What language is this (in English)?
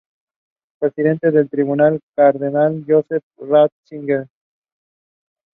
Spanish